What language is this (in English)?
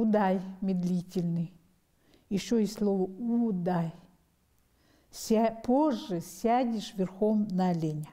Russian